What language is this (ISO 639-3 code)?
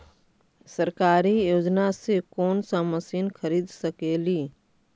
mag